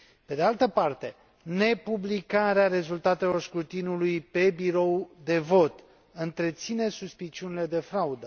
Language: Romanian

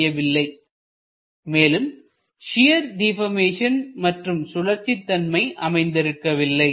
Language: Tamil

